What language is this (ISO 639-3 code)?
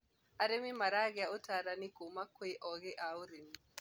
kik